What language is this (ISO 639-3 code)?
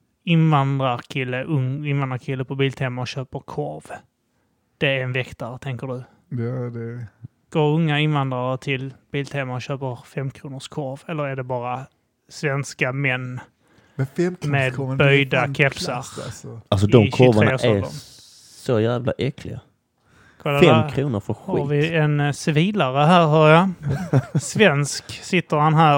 swe